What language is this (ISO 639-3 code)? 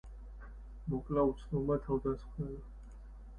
kat